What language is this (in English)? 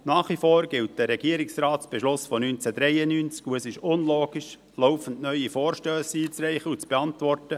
Swiss German